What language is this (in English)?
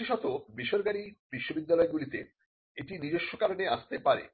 Bangla